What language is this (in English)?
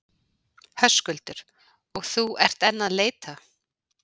Icelandic